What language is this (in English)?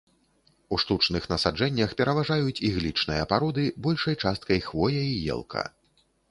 Belarusian